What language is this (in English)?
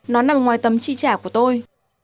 Vietnamese